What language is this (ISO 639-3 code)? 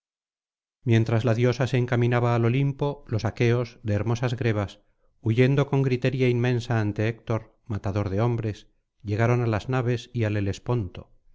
spa